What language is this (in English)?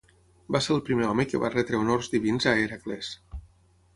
Catalan